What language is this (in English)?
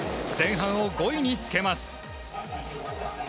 Japanese